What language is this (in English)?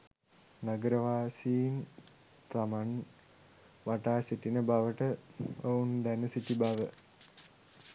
Sinhala